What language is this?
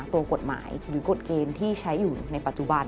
Thai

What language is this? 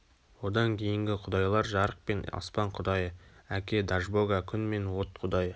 Kazakh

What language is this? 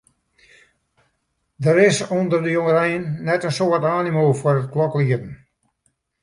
Western Frisian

